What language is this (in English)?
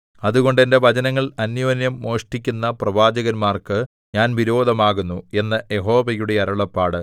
Malayalam